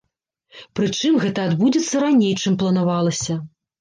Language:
Belarusian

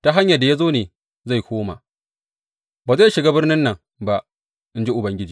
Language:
Hausa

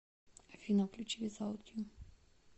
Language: Russian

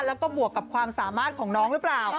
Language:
Thai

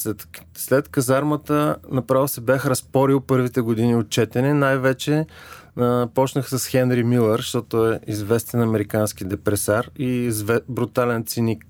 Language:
Bulgarian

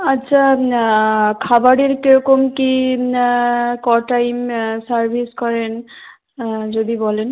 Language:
Bangla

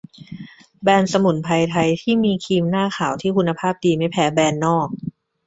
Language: Thai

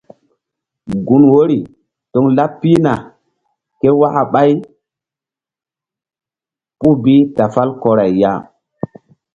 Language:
Mbum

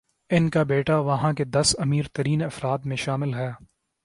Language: Urdu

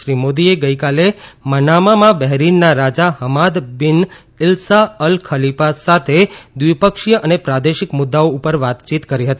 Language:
Gujarati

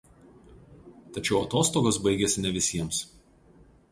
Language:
Lithuanian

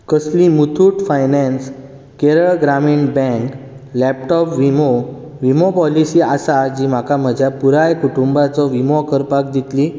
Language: Konkani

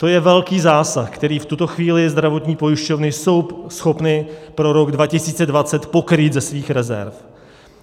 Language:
Czech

